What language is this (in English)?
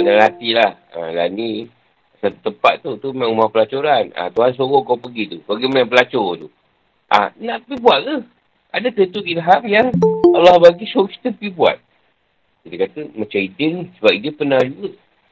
Malay